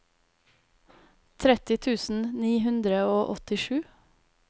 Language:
Norwegian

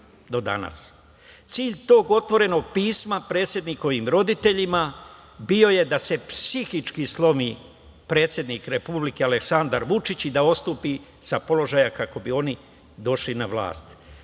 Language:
Serbian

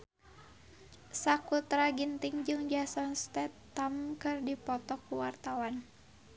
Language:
Sundanese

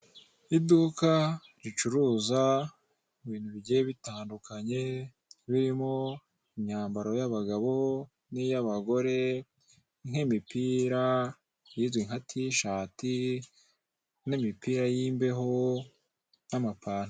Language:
Kinyarwanda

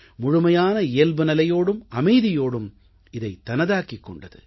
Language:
Tamil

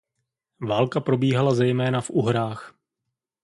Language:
Czech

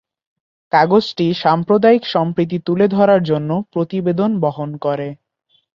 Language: Bangla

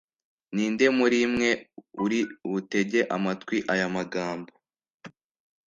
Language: Kinyarwanda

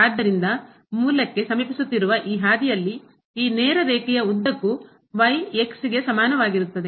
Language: Kannada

